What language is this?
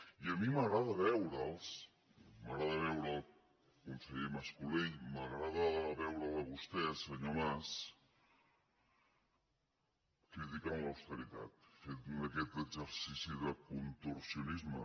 Catalan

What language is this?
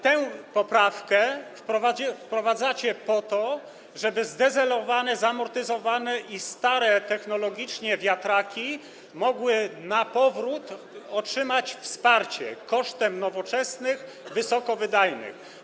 Polish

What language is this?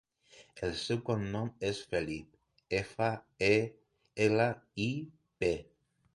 Catalan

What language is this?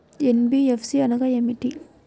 Telugu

